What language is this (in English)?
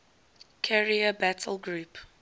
English